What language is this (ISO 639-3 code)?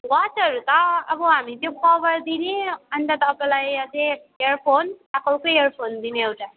nep